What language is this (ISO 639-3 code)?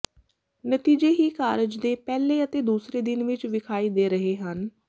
pan